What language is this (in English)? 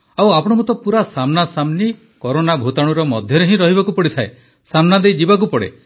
Odia